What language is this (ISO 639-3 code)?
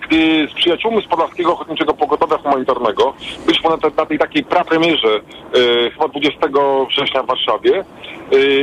pol